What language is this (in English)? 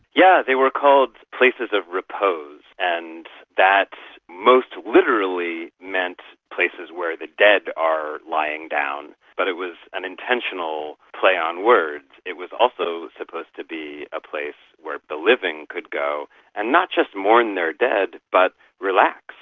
English